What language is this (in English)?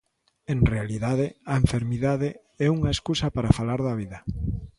Galician